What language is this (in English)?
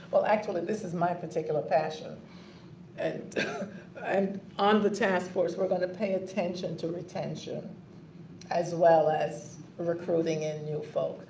English